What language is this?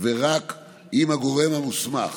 Hebrew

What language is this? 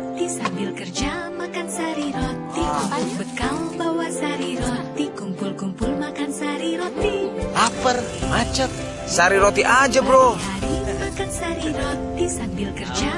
Indonesian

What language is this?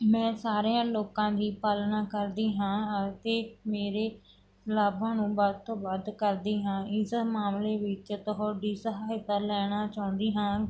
Punjabi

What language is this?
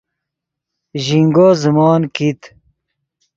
Yidgha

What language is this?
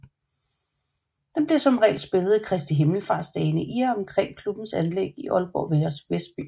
Danish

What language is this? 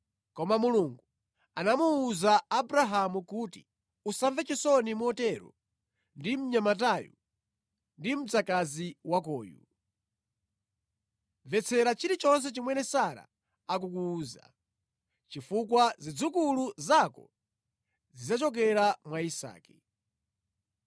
Nyanja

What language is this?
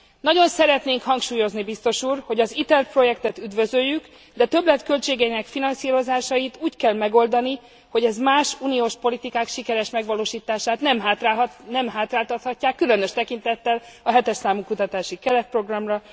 Hungarian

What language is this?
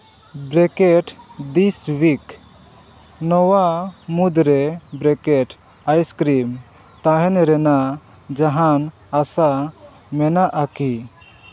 Santali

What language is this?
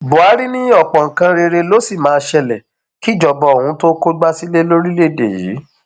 Yoruba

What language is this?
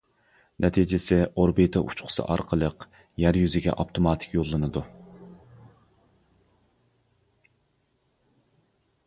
Uyghur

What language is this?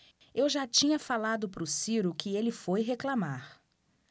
Portuguese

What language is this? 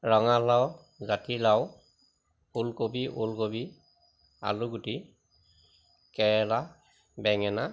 Assamese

